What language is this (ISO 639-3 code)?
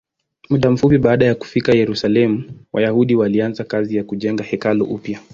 swa